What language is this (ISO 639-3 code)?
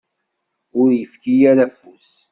kab